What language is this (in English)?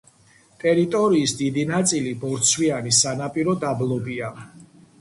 Georgian